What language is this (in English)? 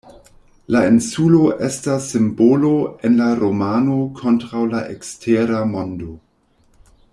Esperanto